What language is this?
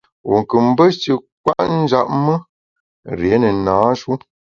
Bamun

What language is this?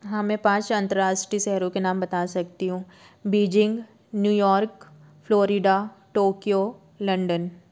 Hindi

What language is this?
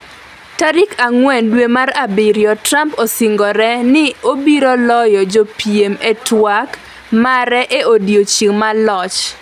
Luo (Kenya and Tanzania)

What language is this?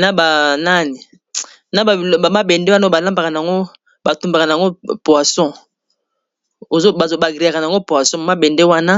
Lingala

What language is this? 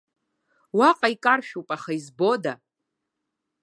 Abkhazian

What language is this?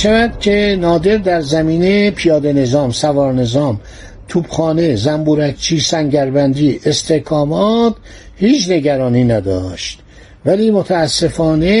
Persian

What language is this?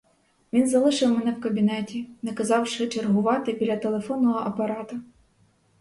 Ukrainian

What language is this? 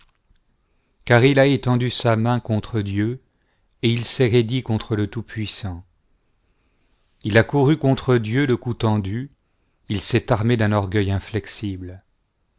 French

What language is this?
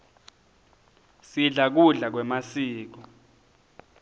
Swati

